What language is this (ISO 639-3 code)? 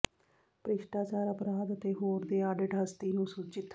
pan